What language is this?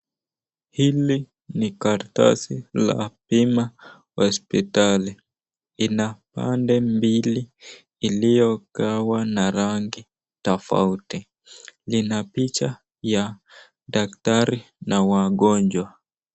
Swahili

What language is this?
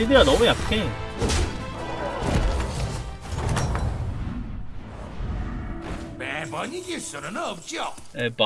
Korean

